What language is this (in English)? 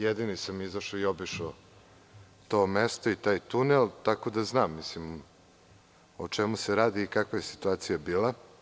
Serbian